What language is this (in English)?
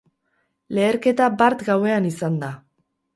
Basque